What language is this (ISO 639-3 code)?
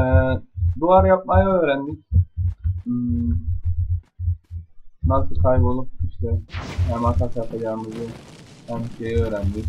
tur